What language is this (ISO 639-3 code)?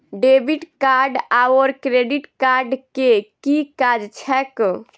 mai